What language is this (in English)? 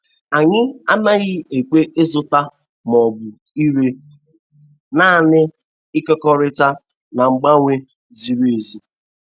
Igbo